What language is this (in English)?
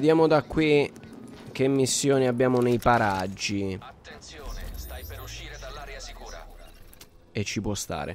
Italian